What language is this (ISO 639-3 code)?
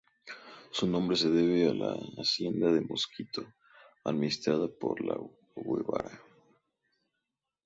spa